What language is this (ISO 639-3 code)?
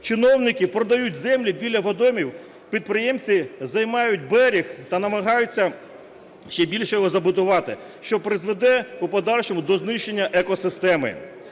ukr